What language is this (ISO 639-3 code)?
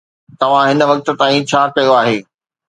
snd